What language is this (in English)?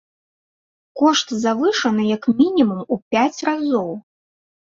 Belarusian